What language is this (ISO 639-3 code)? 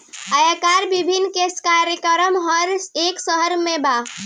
bho